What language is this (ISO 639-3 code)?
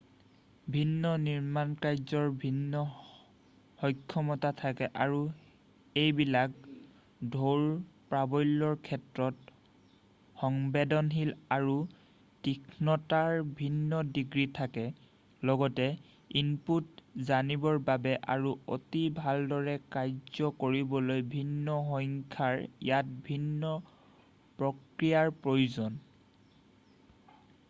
asm